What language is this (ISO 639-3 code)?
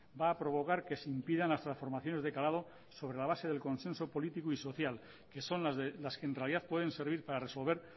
spa